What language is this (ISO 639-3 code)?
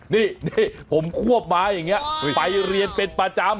tha